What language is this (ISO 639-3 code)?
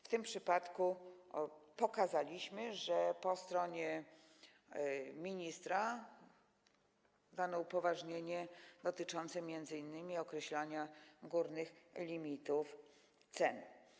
pol